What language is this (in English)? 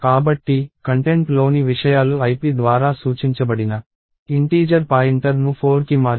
Telugu